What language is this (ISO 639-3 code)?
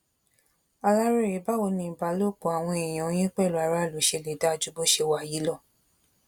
yor